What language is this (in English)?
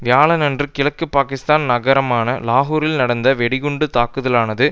Tamil